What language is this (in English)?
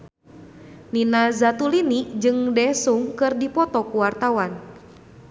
Sundanese